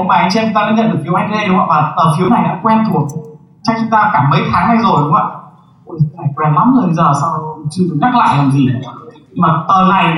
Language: Vietnamese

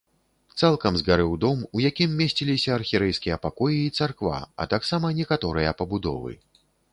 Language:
Belarusian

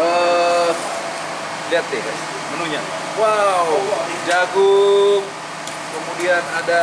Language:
Indonesian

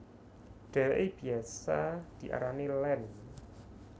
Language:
Javanese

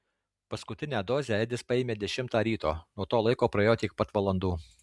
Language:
Lithuanian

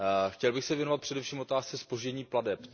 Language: Czech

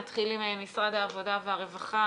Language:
Hebrew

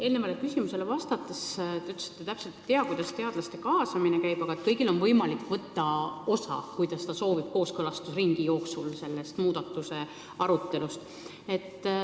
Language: Estonian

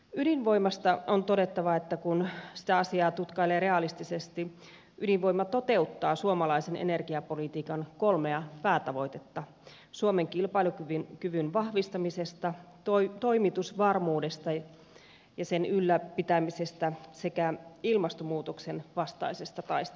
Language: Finnish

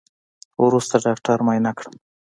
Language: Pashto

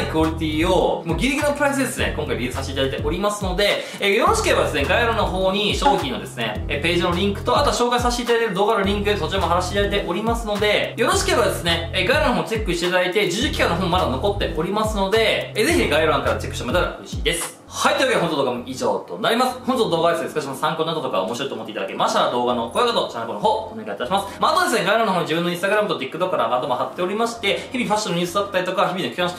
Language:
Japanese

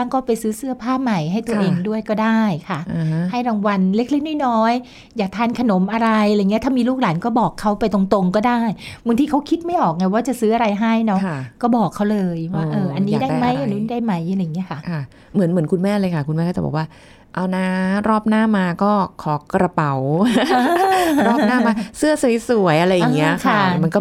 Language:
Thai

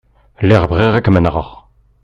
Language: Kabyle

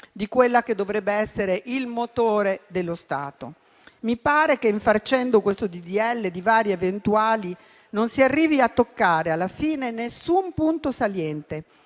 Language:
Italian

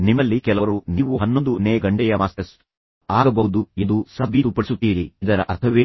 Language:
Kannada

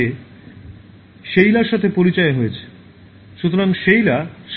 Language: Bangla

